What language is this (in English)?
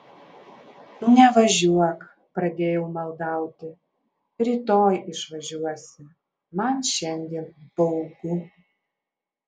Lithuanian